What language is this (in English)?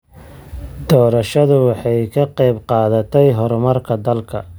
Somali